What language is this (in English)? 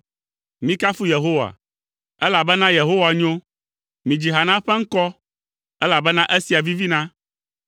Ewe